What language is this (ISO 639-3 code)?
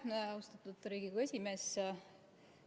est